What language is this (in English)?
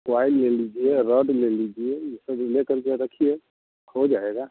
Hindi